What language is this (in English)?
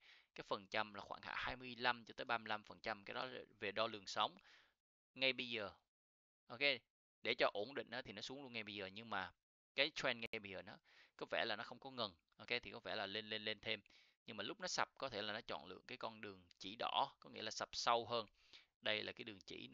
Vietnamese